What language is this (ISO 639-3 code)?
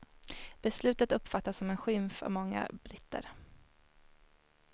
swe